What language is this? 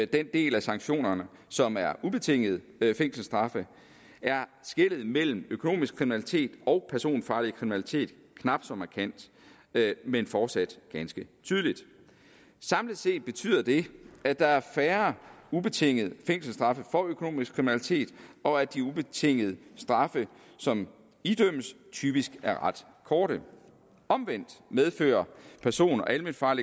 Danish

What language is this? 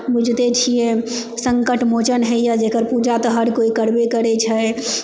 Maithili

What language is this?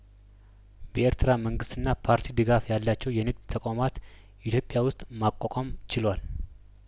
Amharic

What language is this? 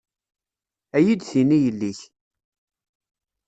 Kabyle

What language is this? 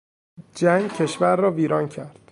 Persian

